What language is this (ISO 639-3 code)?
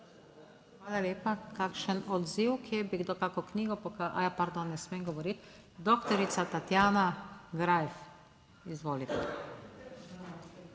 slv